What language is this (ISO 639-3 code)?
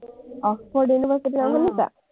asm